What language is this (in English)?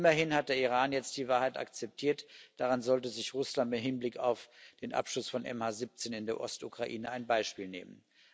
German